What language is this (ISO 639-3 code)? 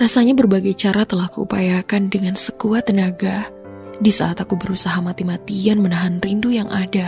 ind